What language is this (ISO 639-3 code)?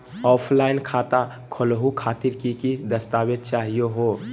mag